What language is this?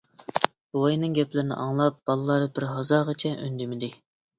Uyghur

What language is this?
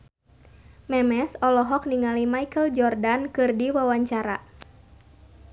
Sundanese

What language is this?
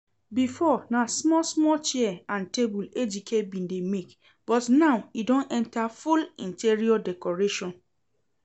Nigerian Pidgin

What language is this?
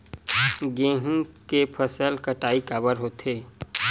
Chhattisgarhi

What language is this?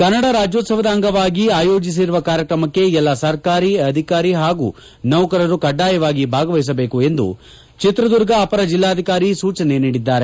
Kannada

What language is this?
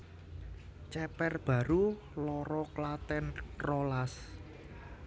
Javanese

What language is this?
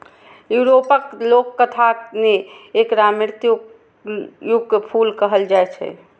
Maithili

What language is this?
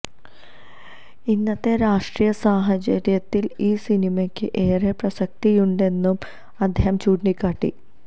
Malayalam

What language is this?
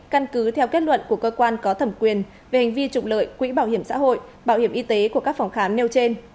Vietnamese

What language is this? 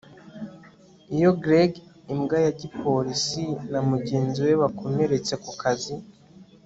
Kinyarwanda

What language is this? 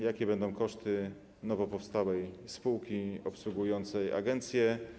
Polish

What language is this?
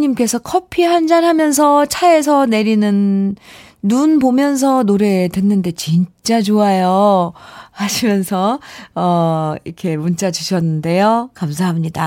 Korean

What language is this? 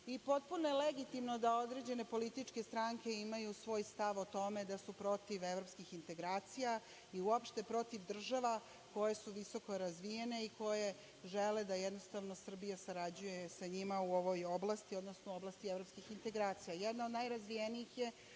Serbian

